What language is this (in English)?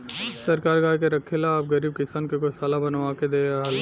Bhojpuri